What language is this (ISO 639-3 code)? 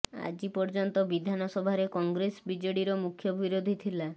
ori